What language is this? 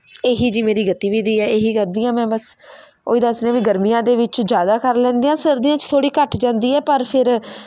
Punjabi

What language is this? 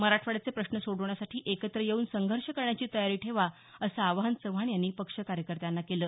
Marathi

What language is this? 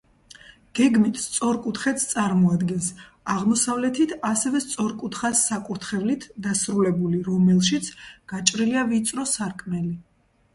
Georgian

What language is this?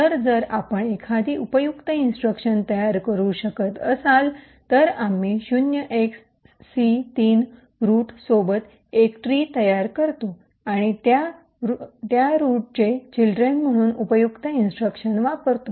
Marathi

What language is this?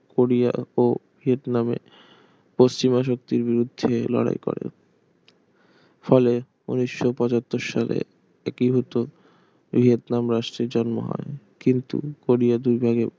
Bangla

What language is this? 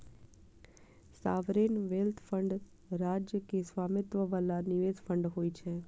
Maithili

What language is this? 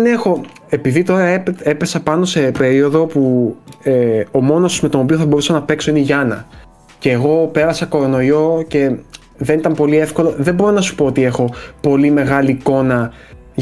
Greek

